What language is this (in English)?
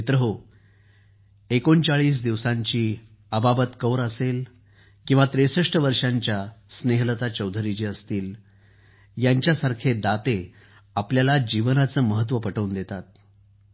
Marathi